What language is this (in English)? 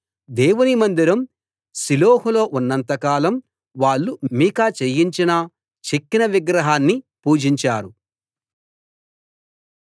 Telugu